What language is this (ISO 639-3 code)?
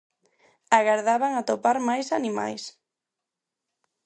glg